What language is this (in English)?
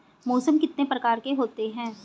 Hindi